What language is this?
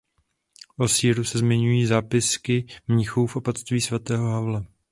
Czech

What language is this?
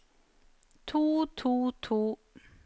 Norwegian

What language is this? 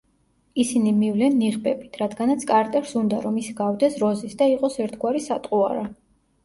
Georgian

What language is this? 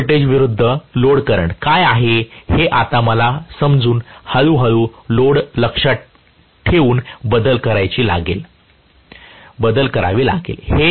Marathi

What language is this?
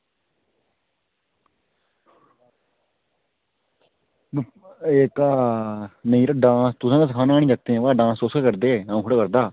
Dogri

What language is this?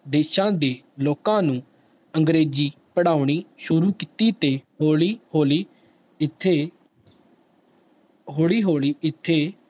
Punjabi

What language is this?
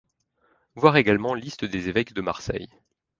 French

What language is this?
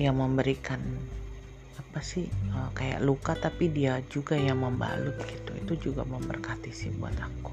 Indonesian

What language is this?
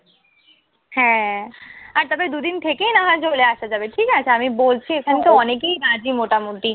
Bangla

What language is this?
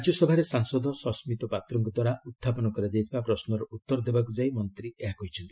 Odia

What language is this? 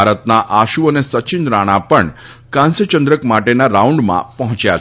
Gujarati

